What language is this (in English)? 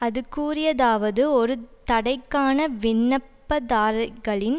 Tamil